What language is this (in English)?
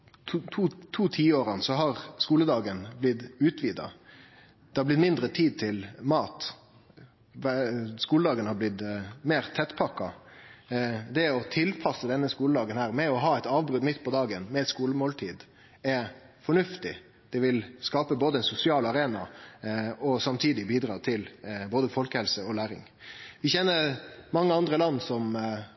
Norwegian Nynorsk